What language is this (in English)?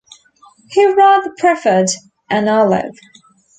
English